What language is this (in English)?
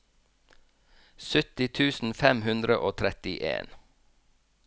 Norwegian